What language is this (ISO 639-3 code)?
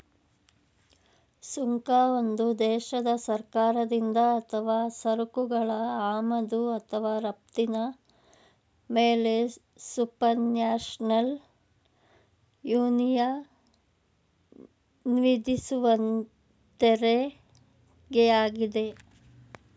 kan